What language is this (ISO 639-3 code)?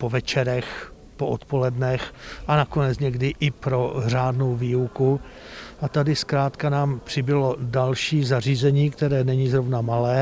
ces